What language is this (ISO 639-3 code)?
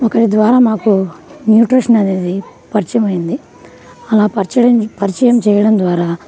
tel